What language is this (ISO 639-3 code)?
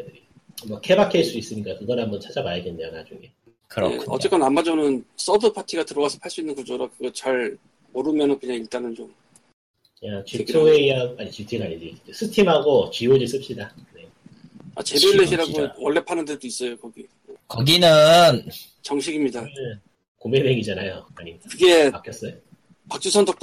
kor